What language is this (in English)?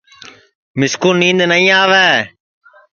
Sansi